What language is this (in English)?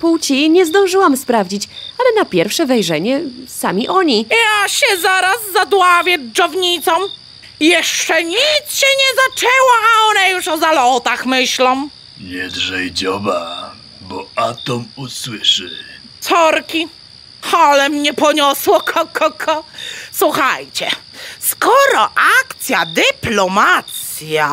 Polish